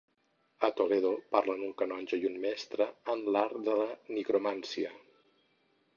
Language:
Catalan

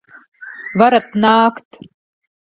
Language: Latvian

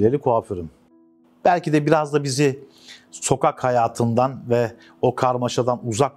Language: Turkish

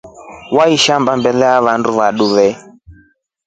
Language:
Rombo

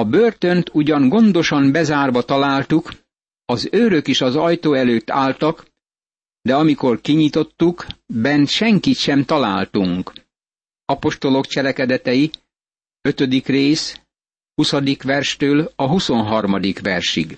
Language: Hungarian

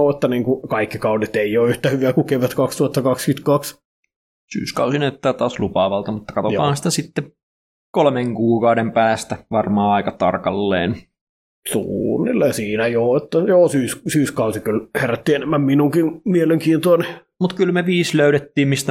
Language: Finnish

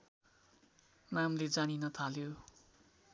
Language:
Nepali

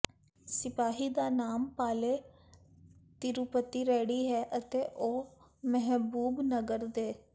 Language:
Punjabi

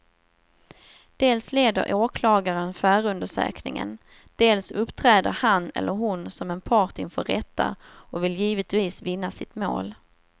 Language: Swedish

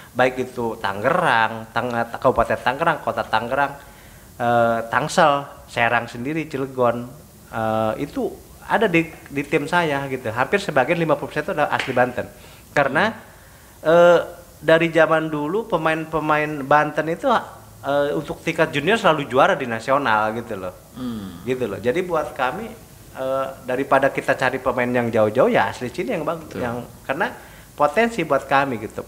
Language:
Indonesian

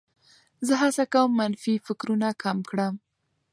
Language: Pashto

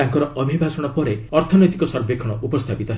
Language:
Odia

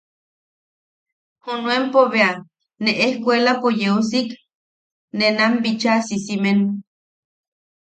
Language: Yaqui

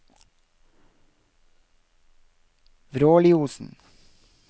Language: Norwegian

